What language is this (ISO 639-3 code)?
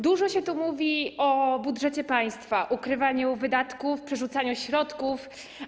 pol